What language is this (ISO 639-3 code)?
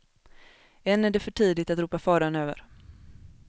swe